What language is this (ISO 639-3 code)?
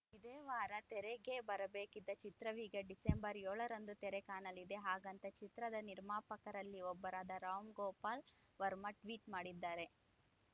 kan